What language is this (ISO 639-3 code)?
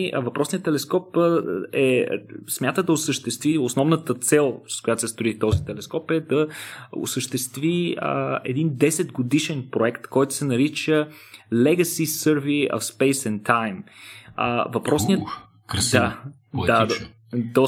bul